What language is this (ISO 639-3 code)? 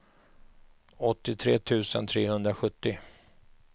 swe